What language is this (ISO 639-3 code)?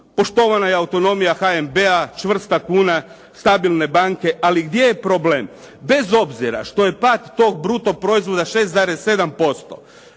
hrv